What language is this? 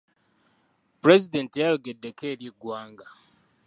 Ganda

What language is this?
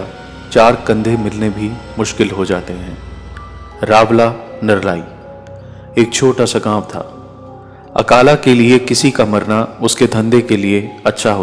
Hindi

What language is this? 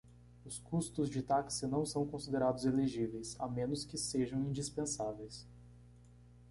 Portuguese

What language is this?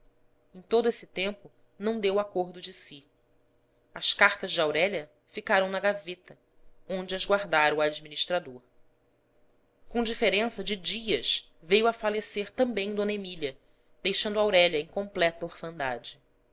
Portuguese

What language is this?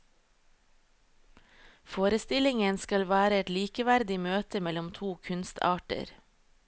Norwegian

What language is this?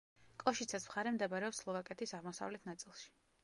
Georgian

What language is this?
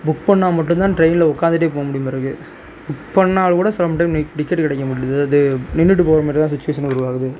Tamil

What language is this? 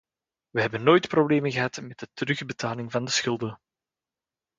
Dutch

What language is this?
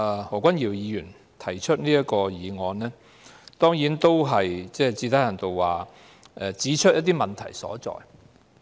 Cantonese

